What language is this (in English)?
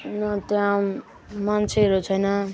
Nepali